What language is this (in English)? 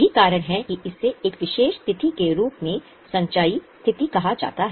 Hindi